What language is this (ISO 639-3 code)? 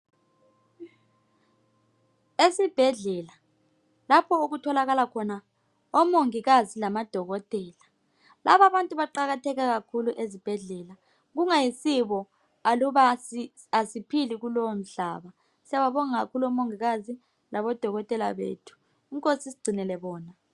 nde